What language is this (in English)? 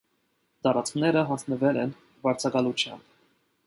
Armenian